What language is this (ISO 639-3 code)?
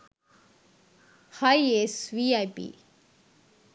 sin